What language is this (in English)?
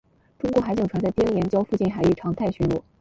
Chinese